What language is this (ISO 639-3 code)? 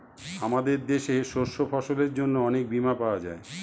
ben